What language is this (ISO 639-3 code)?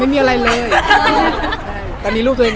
tha